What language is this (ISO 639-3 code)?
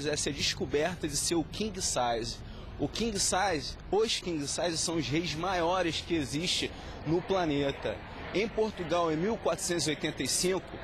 por